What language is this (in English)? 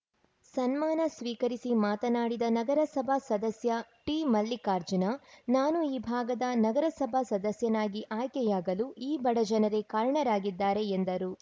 Kannada